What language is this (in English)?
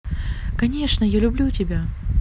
Russian